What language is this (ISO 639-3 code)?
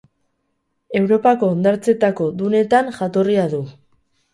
eus